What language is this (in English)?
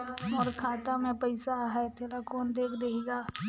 Chhattisgarhi